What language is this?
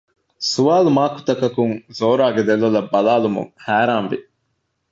Divehi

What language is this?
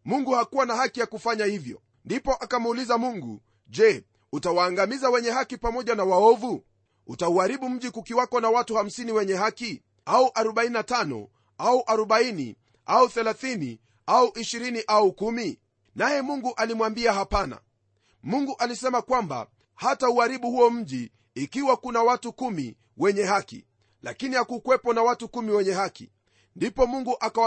Swahili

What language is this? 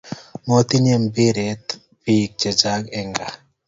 Kalenjin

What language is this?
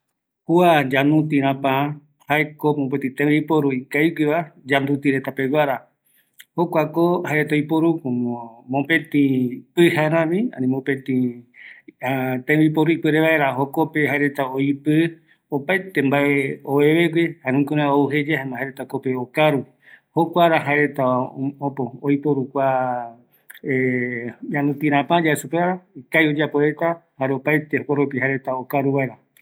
Eastern Bolivian Guaraní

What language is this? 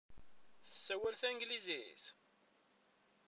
Kabyle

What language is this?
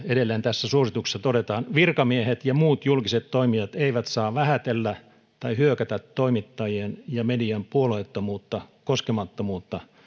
Finnish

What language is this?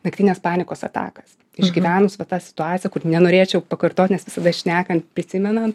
Lithuanian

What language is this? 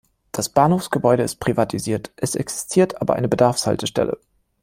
German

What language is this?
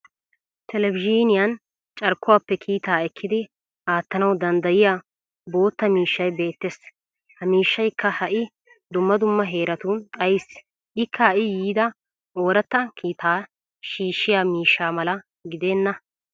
Wolaytta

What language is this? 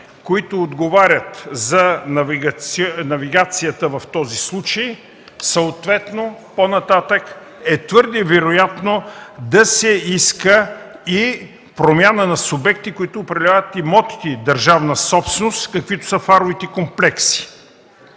Bulgarian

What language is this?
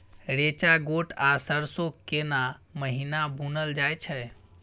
Maithili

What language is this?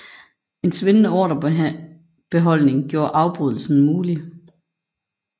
Danish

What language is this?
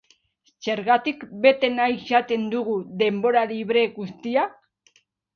Basque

